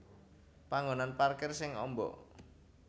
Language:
Javanese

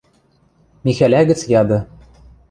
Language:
Western Mari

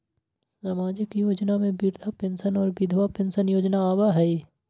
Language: Magahi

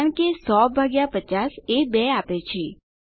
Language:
Gujarati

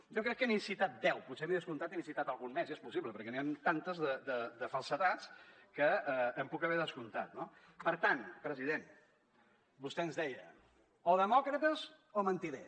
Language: Catalan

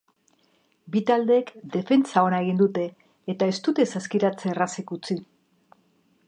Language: Basque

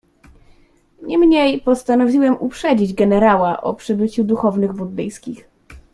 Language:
Polish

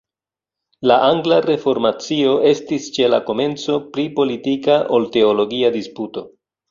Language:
Esperanto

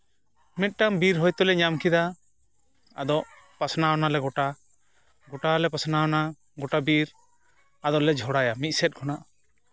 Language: Santali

